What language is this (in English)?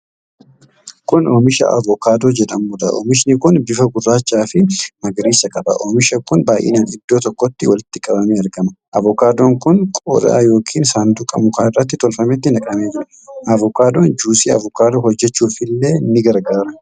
Oromo